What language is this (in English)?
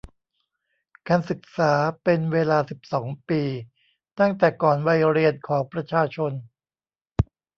Thai